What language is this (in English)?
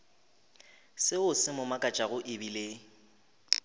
Northern Sotho